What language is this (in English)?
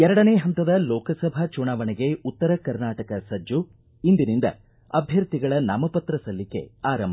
Kannada